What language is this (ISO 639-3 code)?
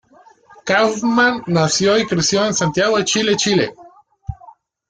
spa